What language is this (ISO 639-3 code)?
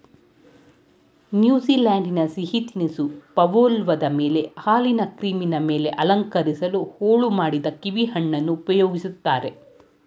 kan